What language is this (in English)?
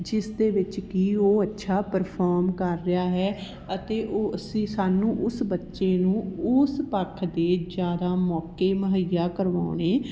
Punjabi